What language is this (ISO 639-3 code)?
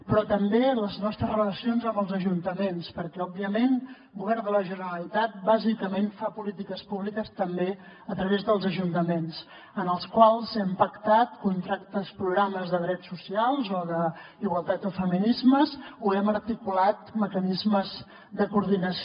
cat